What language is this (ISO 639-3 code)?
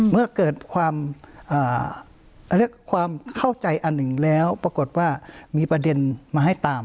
tha